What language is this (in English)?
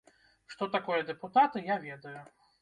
Belarusian